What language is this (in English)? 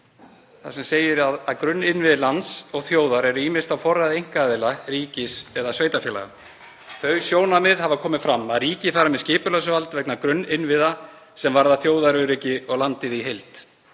Icelandic